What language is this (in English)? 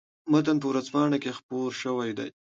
Pashto